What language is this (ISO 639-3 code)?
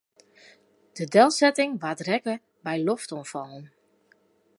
fry